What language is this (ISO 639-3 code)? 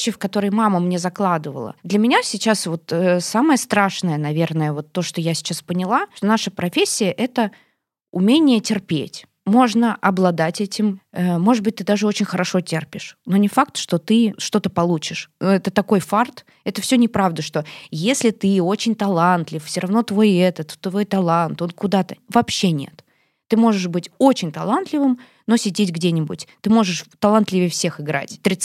rus